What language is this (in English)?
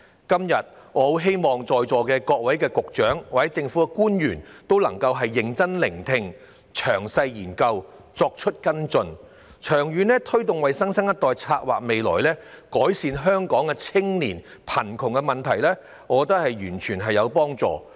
Cantonese